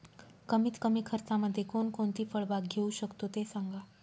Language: Marathi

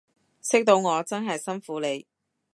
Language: Cantonese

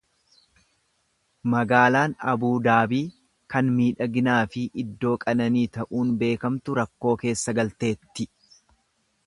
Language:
Oromo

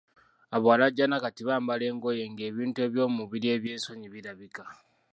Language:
Ganda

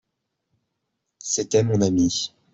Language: French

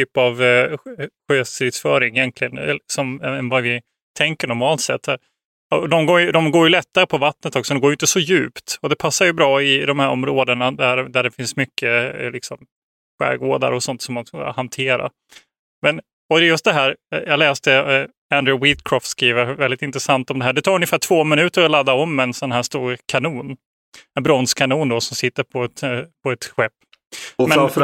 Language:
Swedish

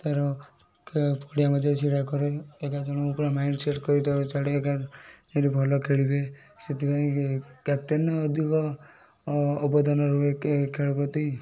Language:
Odia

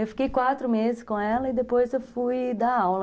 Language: Portuguese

